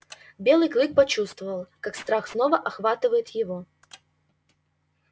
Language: Russian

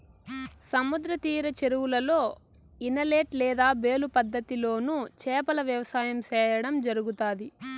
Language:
Telugu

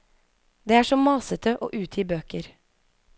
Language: Norwegian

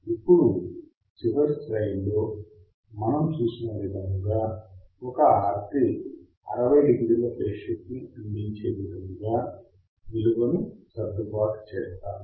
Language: Telugu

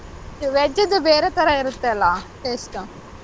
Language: Kannada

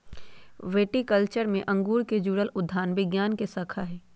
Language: Magahi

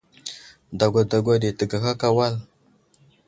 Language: Wuzlam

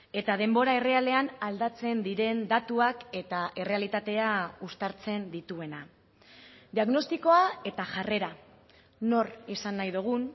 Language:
Basque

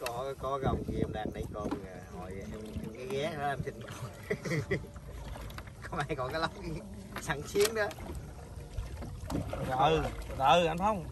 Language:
Vietnamese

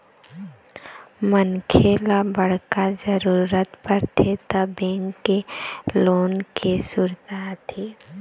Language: Chhattisgarhi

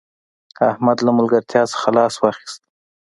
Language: Pashto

